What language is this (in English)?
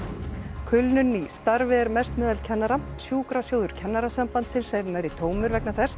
Icelandic